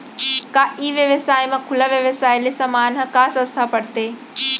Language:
Chhattisgarhi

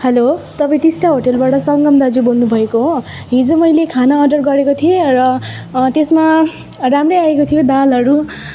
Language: Nepali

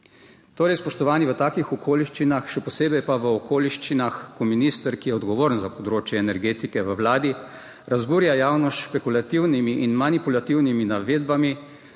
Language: Slovenian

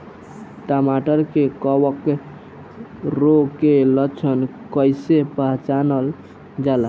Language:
Bhojpuri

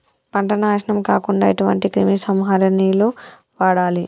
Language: Telugu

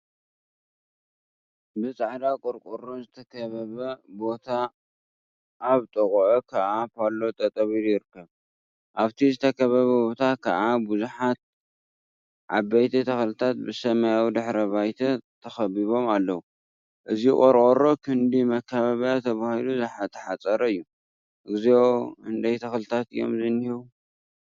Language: Tigrinya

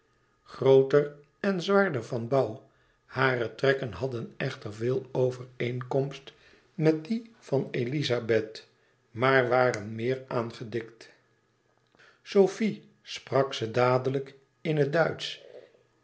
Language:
Dutch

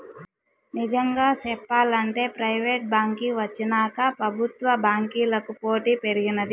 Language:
Telugu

